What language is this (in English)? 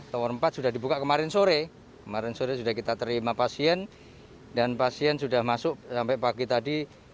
Indonesian